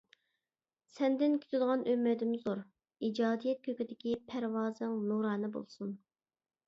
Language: Uyghur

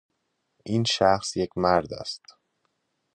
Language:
Persian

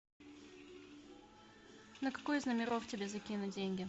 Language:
Russian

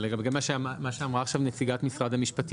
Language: Hebrew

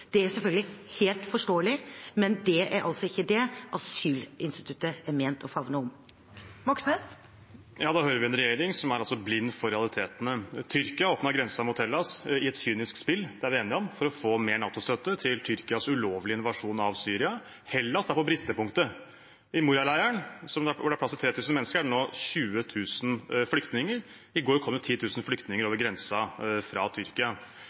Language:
Norwegian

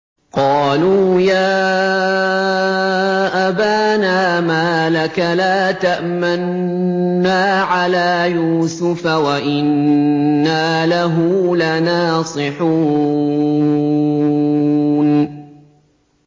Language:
Arabic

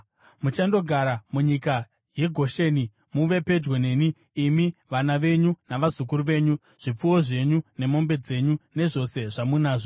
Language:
Shona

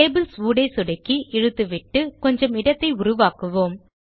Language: Tamil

